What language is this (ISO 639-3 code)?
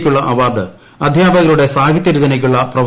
mal